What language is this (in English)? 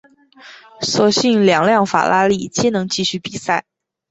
Chinese